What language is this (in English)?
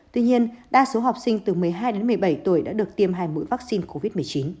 Vietnamese